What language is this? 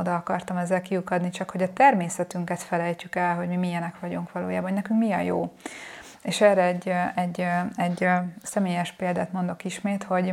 Hungarian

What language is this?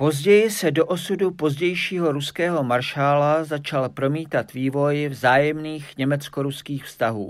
Czech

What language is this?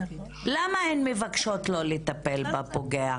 Hebrew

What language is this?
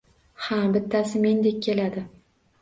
Uzbek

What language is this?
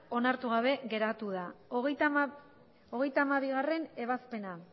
Basque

